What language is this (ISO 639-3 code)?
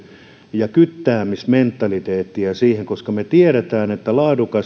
fin